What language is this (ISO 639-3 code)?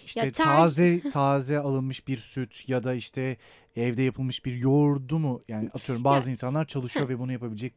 tur